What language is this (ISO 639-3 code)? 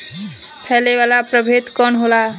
bho